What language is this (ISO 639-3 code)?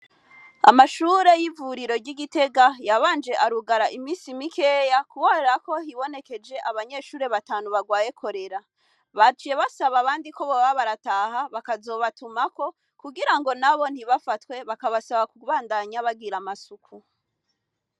run